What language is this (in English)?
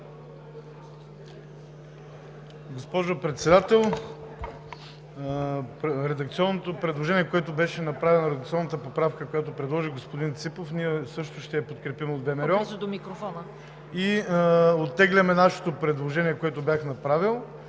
Bulgarian